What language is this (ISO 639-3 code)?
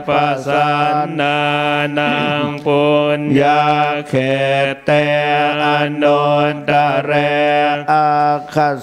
tha